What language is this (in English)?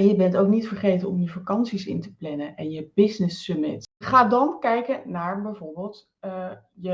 Dutch